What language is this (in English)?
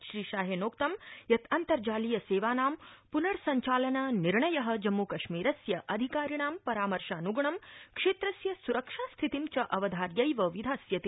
Sanskrit